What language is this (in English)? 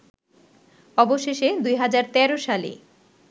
Bangla